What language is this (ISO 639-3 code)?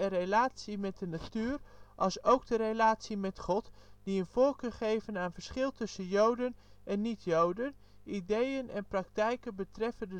nld